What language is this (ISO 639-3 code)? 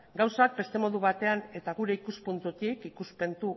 eus